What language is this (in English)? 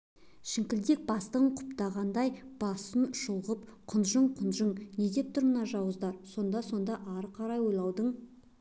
Kazakh